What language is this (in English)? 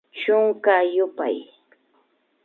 Imbabura Highland Quichua